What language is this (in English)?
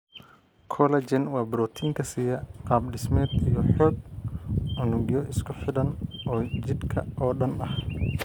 Somali